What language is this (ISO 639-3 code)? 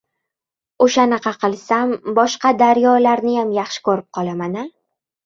uzb